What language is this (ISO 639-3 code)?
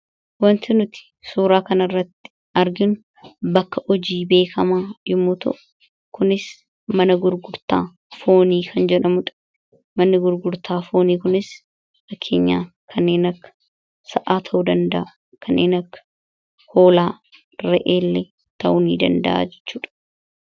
orm